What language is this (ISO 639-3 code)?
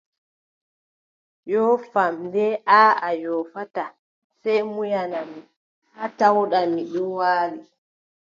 fub